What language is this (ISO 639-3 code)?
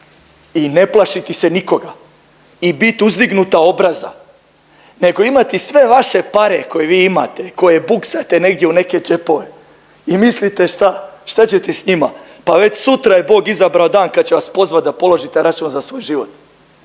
hrv